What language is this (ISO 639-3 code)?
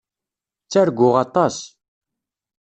kab